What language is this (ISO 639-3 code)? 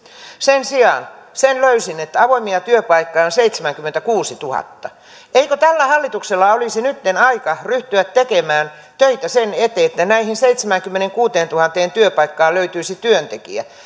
fin